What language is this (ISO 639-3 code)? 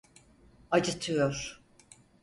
tur